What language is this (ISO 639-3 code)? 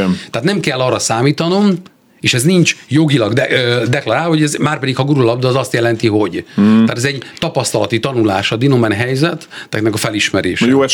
hun